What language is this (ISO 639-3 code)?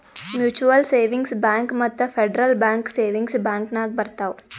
kan